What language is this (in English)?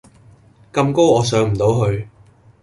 Cantonese